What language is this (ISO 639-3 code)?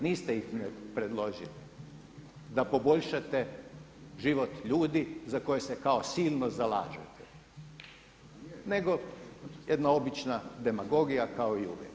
hrv